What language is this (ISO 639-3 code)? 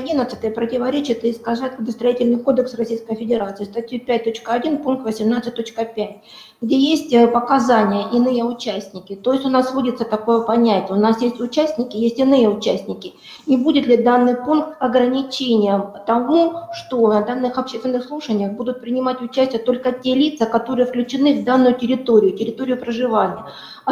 rus